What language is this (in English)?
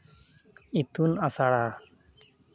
Santali